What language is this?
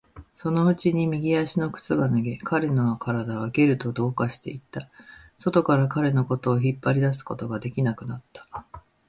Japanese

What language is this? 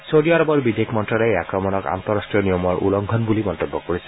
Assamese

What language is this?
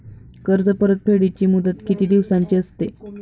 Marathi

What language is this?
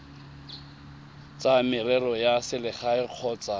Tswana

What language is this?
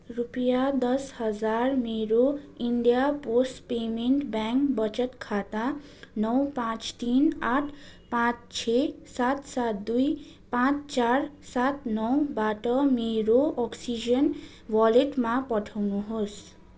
Nepali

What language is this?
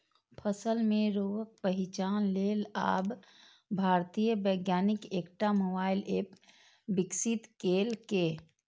Maithili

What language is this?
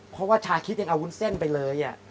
Thai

